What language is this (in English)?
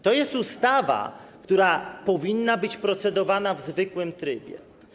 Polish